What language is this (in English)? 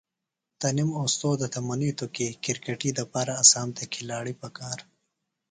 Phalura